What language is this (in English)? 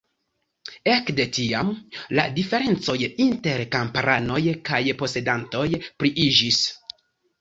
Esperanto